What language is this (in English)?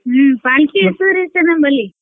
Kannada